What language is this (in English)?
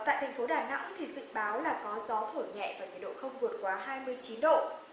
Vietnamese